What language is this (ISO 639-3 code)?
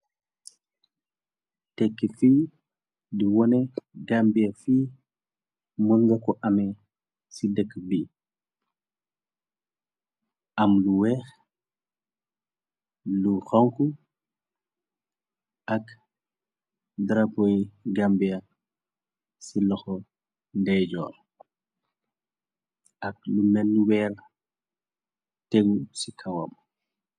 wol